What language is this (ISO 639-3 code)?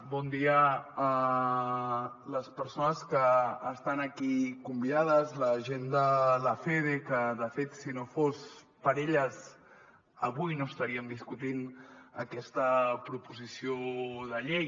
cat